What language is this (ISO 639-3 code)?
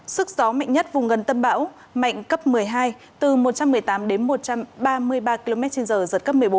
vie